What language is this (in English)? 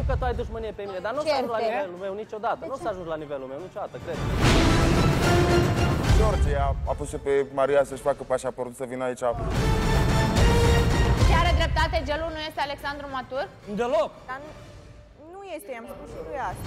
Romanian